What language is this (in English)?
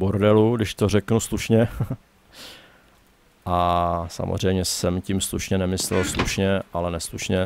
Czech